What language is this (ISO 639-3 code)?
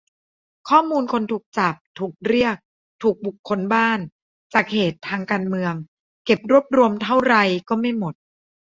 tha